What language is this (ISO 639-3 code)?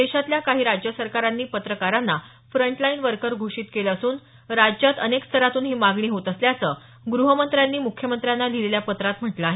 mar